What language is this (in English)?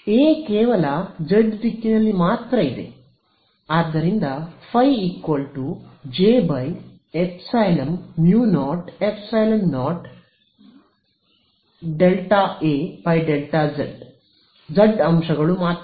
Kannada